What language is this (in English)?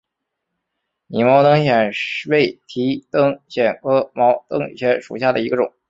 Chinese